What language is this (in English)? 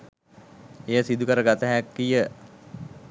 Sinhala